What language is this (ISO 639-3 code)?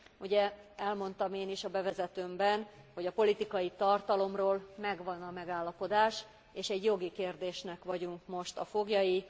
hun